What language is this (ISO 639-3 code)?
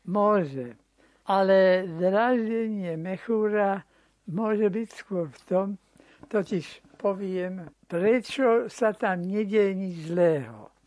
slk